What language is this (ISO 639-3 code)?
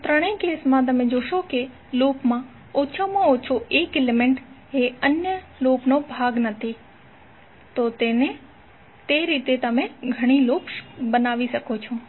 guj